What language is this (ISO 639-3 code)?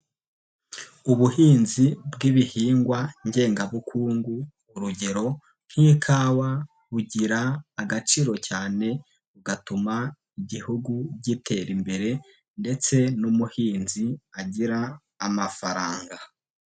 kin